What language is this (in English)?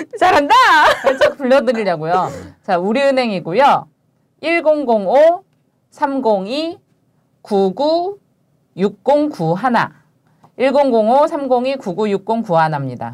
Korean